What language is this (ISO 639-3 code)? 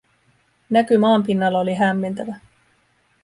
fin